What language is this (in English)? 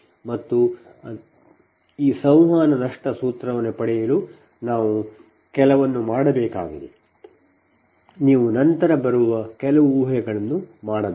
Kannada